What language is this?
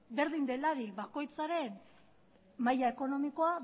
Basque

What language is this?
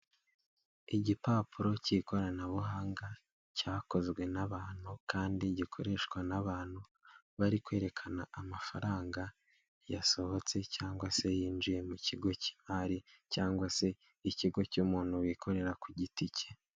Kinyarwanda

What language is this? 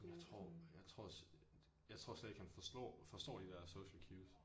Danish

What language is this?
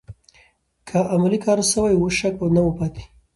Pashto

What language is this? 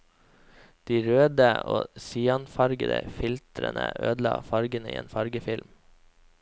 Norwegian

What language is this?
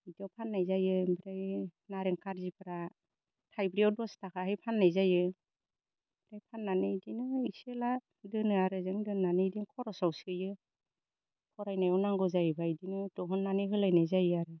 Bodo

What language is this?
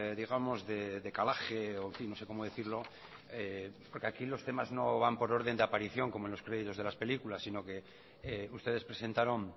Spanish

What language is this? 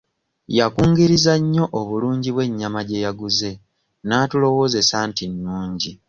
Ganda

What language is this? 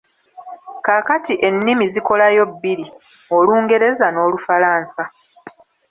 Ganda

